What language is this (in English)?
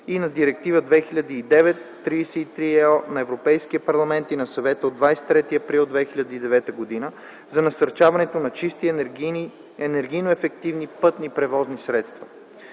Bulgarian